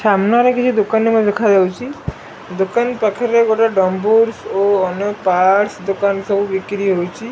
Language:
Odia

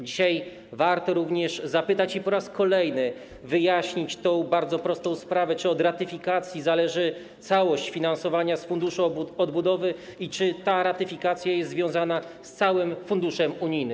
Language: Polish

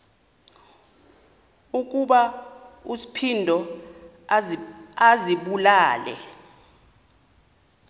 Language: Xhosa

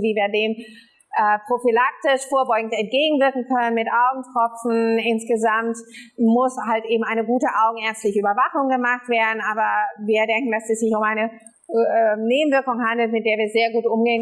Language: German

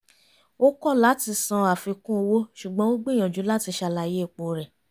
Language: Yoruba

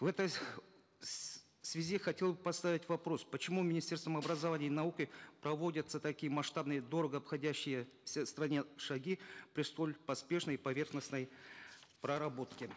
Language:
Kazakh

